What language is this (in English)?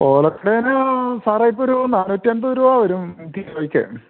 Malayalam